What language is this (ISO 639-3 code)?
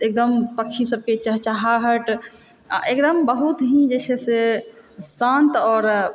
mai